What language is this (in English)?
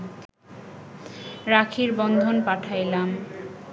Bangla